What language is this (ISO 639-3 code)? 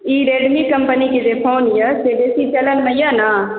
mai